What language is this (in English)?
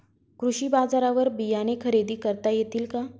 Marathi